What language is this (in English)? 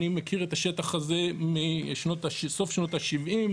Hebrew